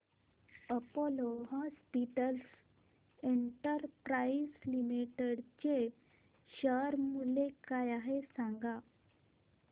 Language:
Marathi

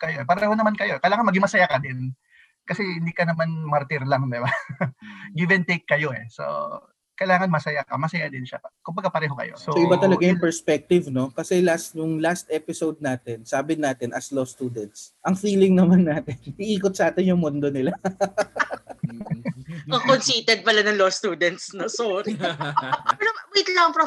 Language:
Filipino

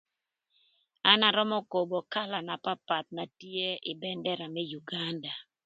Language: Thur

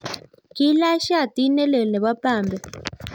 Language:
Kalenjin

